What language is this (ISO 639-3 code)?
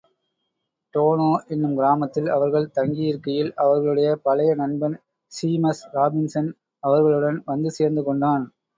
tam